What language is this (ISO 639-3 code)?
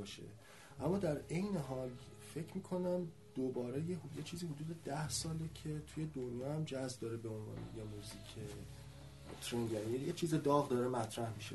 fas